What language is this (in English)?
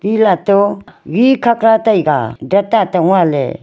Wancho Naga